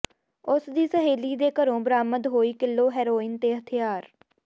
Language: Punjabi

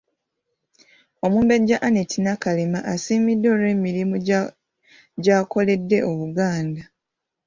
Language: Ganda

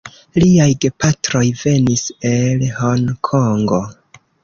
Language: Esperanto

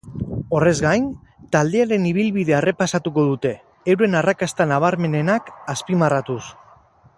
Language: Basque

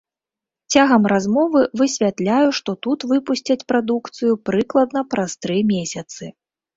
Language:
Belarusian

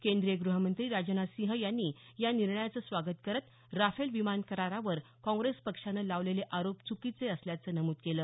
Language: Marathi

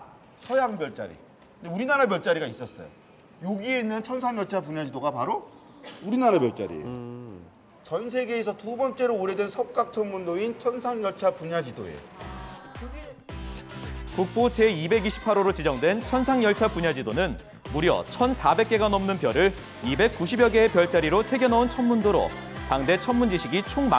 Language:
Korean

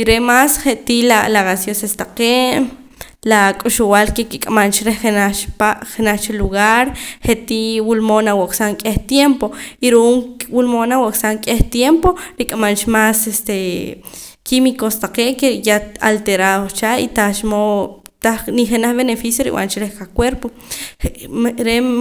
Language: Poqomam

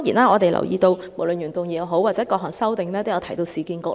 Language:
Cantonese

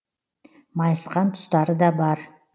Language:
Kazakh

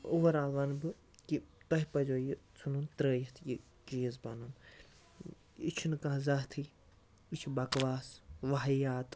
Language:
Kashmiri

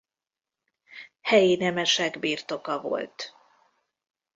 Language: Hungarian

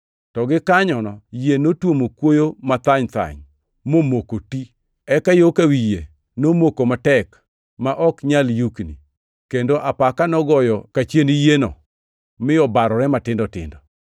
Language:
Luo (Kenya and Tanzania)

